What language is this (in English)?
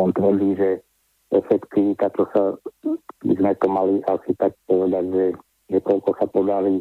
Slovak